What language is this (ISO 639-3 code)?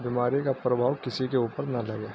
urd